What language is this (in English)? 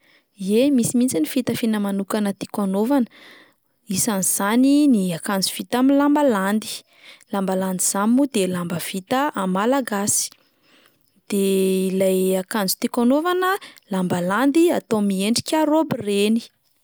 Malagasy